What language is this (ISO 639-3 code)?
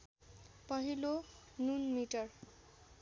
nep